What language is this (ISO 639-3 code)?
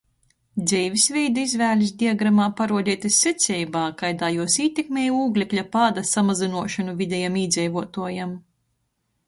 ltg